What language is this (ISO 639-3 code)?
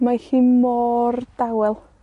cym